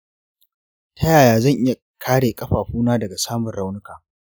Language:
Hausa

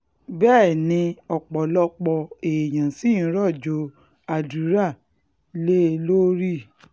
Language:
Yoruba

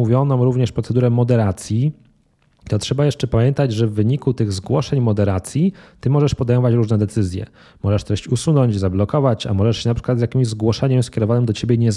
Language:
Polish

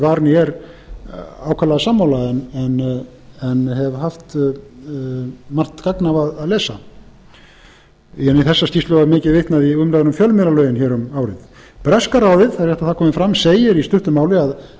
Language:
Icelandic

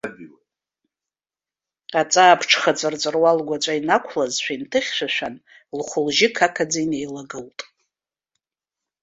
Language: Abkhazian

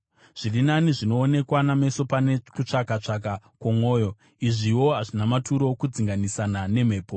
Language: Shona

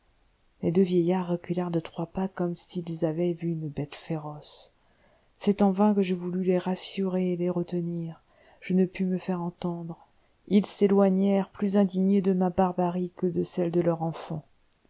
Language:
French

